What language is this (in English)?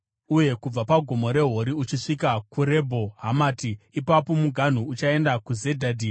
Shona